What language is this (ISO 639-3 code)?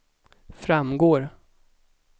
swe